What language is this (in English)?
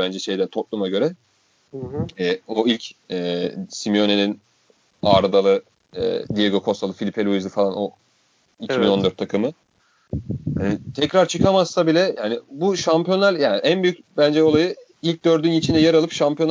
Turkish